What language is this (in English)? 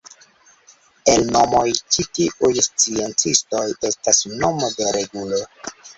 Esperanto